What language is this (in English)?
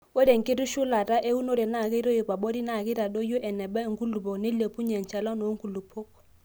Masai